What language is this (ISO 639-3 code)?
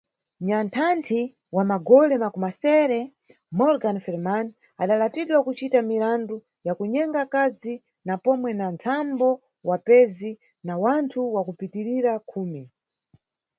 nyu